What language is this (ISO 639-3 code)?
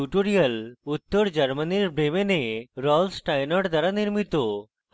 ben